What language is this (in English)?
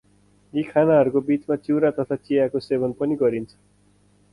Nepali